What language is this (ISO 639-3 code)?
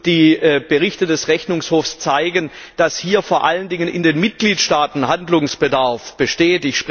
deu